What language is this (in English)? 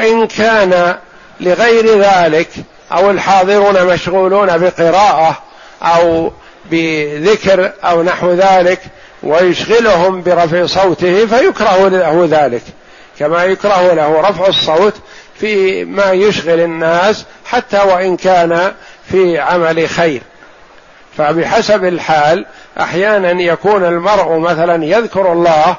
Arabic